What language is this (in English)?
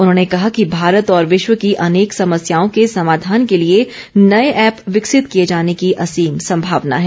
Hindi